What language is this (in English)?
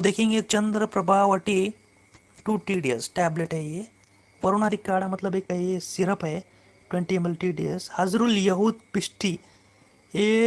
Hindi